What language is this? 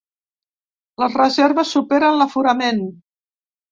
Catalan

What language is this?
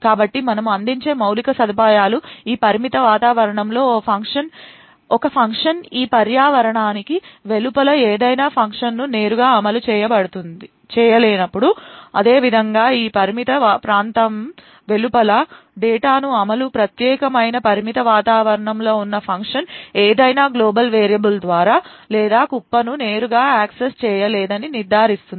Telugu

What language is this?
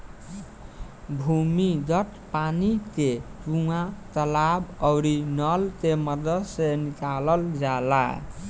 Bhojpuri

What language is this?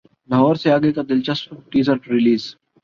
Urdu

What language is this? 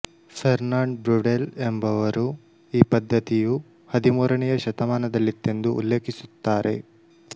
Kannada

